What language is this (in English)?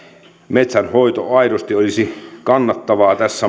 Finnish